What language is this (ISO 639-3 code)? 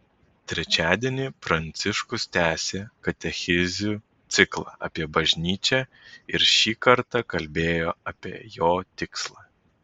lit